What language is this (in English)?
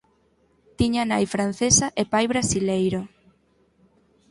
Galician